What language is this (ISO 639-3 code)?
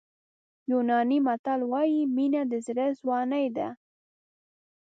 pus